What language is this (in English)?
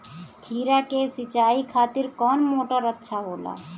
Bhojpuri